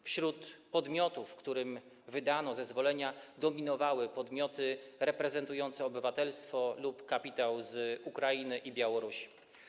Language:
Polish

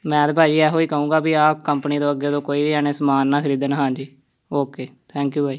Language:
Punjabi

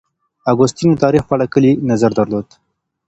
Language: Pashto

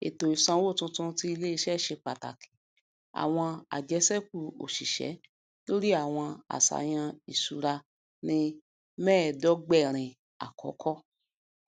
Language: Yoruba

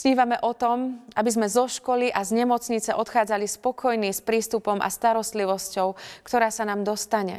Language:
Slovak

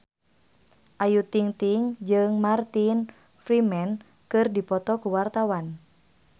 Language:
Sundanese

